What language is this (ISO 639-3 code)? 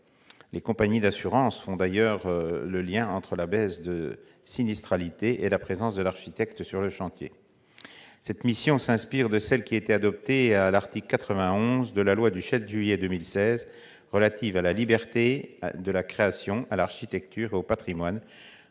fra